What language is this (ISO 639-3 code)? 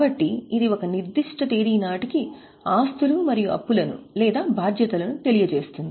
tel